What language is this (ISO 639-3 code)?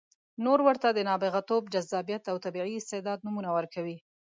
pus